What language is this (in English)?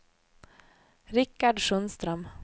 Swedish